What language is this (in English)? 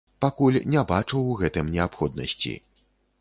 Belarusian